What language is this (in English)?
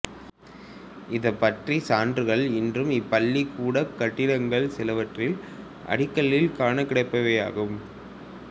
Tamil